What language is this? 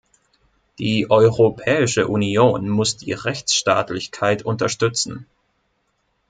German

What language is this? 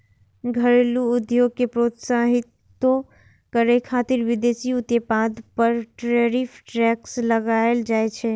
Maithili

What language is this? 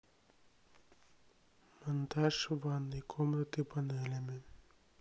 Russian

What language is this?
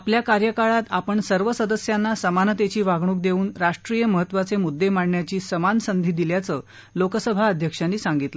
Marathi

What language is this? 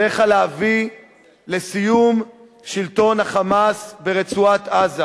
Hebrew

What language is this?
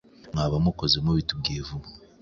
Kinyarwanda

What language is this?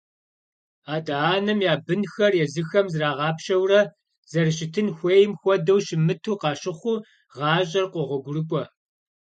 Kabardian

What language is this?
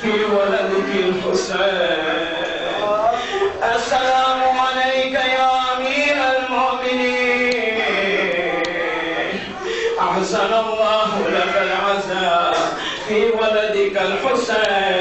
Arabic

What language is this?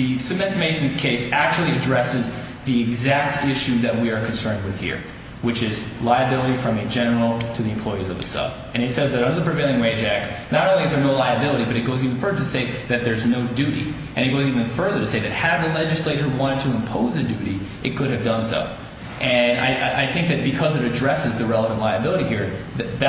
English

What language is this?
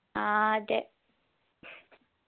Malayalam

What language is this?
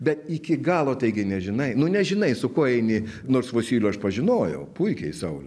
Lithuanian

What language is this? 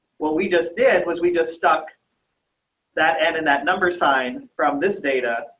English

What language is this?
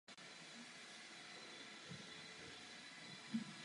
Czech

